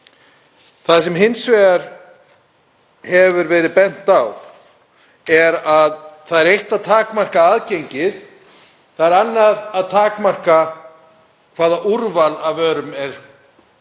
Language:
Icelandic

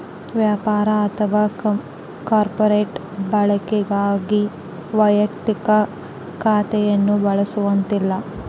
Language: Kannada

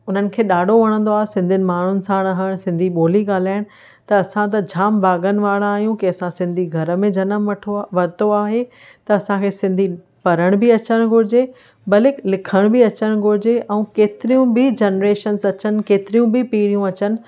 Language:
Sindhi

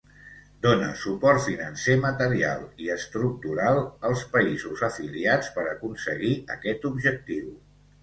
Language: Catalan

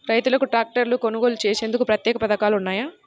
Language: Telugu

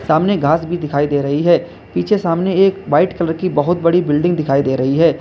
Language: Hindi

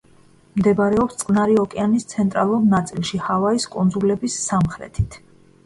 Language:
Georgian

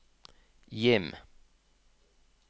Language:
Norwegian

